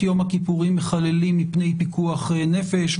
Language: Hebrew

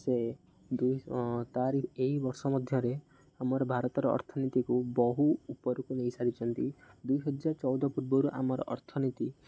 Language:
Odia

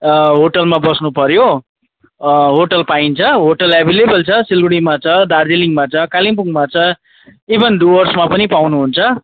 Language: Nepali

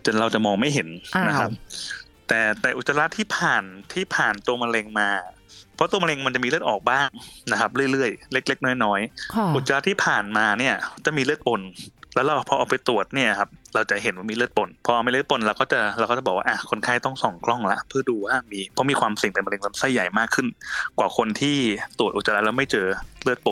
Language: Thai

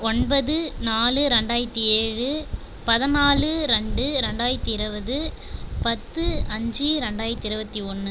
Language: Tamil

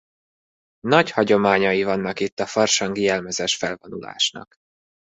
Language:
Hungarian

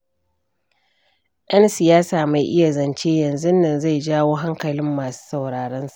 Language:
Hausa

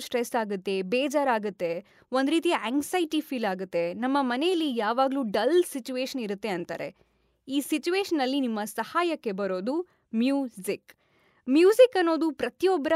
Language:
Kannada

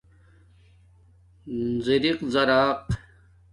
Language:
Domaaki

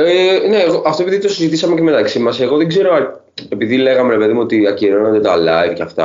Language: Greek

